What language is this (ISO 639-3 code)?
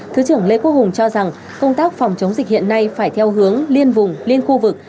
vie